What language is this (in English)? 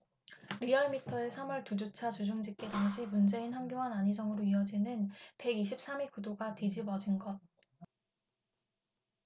Korean